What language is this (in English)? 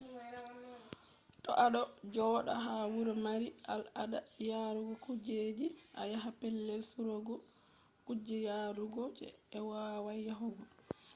Fula